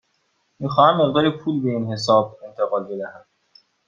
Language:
Persian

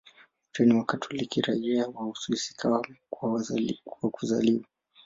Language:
Swahili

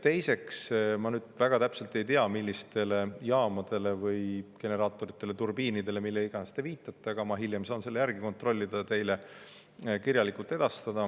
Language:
Estonian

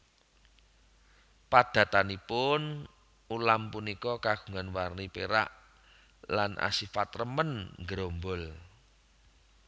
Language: Javanese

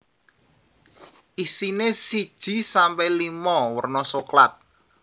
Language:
Javanese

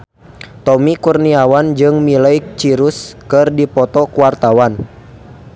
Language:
Sundanese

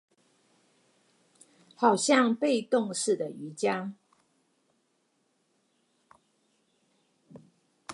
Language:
Chinese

